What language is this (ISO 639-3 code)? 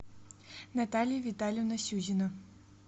rus